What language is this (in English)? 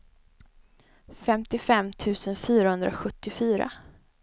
Swedish